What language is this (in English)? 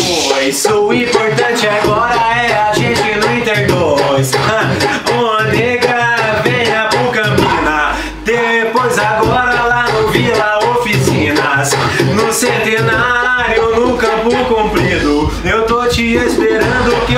Bulgarian